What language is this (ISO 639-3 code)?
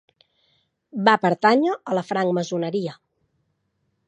cat